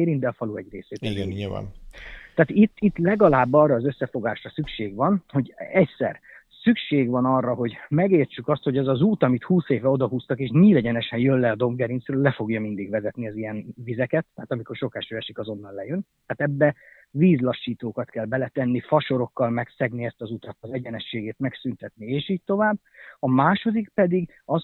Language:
Hungarian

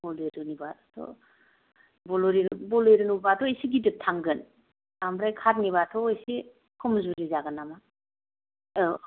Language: Bodo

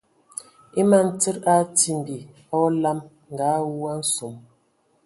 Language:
Ewondo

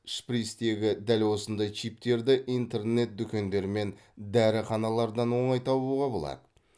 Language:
Kazakh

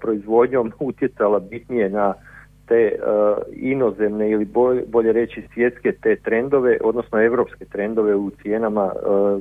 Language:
Croatian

